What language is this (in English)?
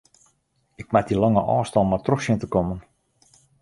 Western Frisian